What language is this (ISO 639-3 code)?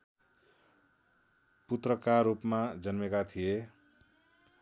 nep